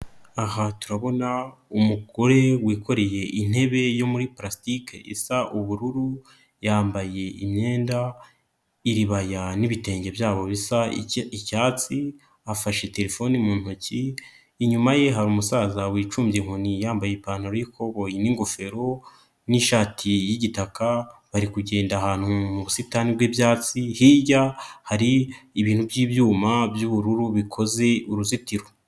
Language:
Kinyarwanda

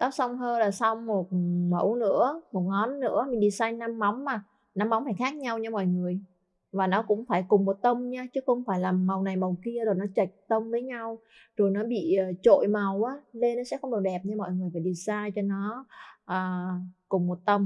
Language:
Vietnamese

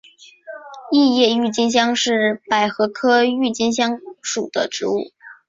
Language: Chinese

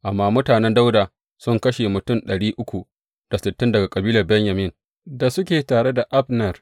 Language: Hausa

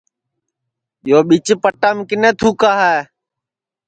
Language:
Sansi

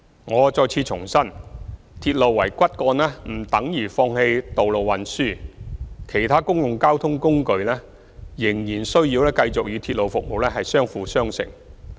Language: Cantonese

